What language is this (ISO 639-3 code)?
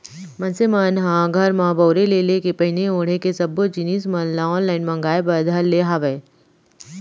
hne